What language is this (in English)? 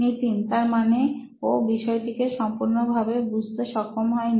Bangla